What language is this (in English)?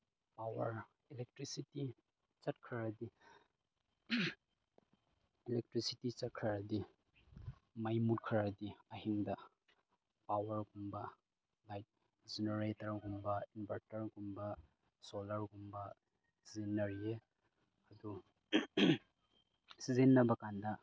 Manipuri